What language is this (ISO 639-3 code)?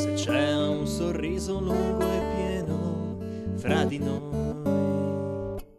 ita